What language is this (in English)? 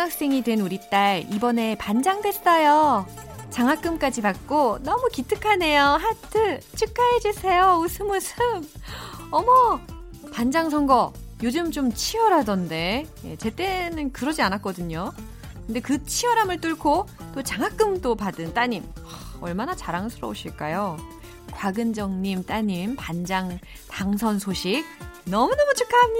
Korean